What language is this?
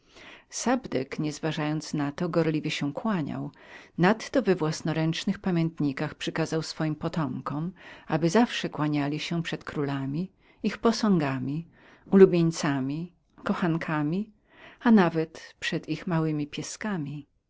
Polish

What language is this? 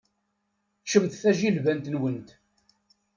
Kabyle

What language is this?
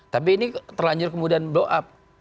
Indonesian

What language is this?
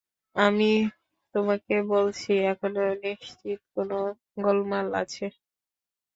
Bangla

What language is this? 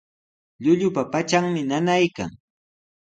Sihuas Ancash Quechua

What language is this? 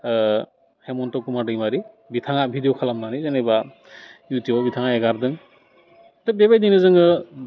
Bodo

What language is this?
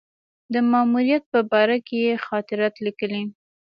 Pashto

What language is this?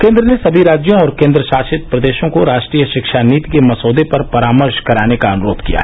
Hindi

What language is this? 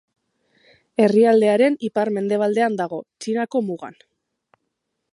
Basque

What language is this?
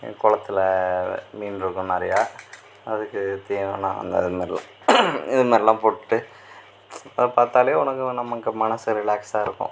Tamil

